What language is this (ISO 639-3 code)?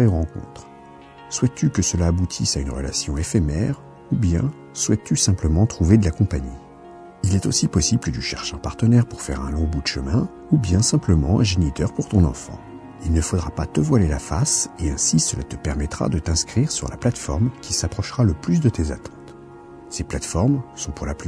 fra